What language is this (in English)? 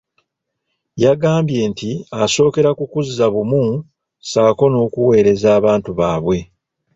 Ganda